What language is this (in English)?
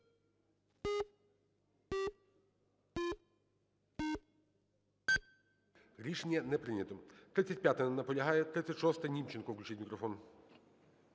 Ukrainian